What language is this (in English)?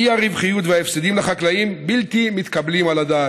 Hebrew